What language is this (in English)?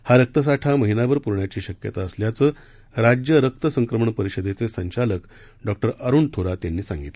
Marathi